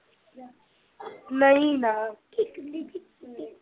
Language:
Punjabi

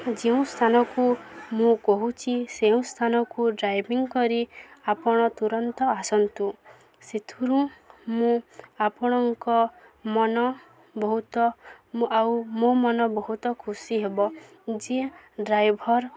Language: Odia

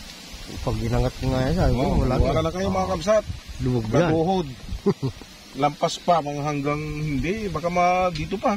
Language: Filipino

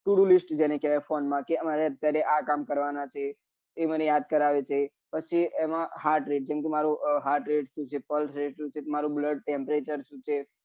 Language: Gujarati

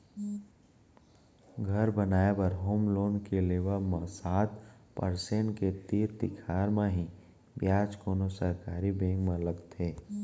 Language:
Chhattisgarhi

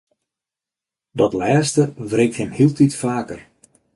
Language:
Western Frisian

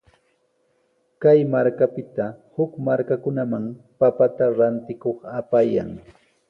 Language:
Sihuas Ancash Quechua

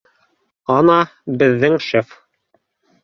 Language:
Bashkir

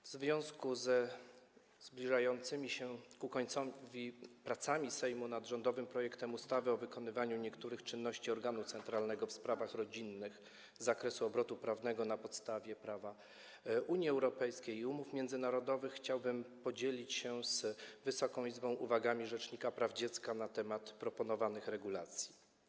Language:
Polish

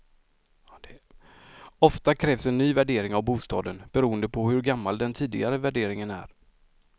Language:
Swedish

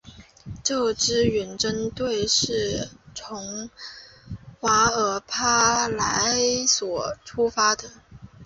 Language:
Chinese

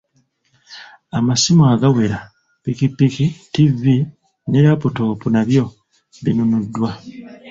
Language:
Ganda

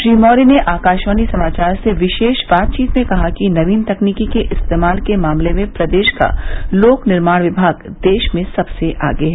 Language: Hindi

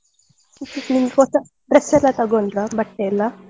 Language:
Kannada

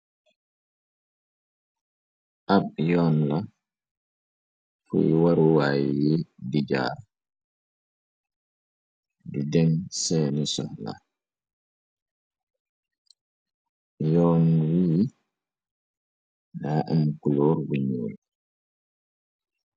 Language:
Wolof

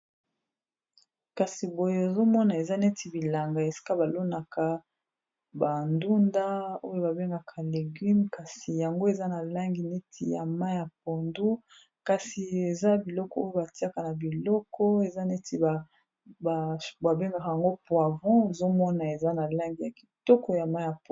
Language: Lingala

